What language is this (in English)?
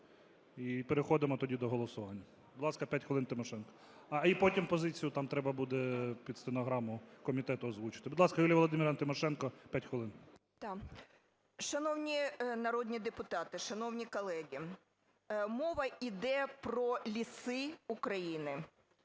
Ukrainian